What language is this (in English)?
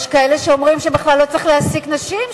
Hebrew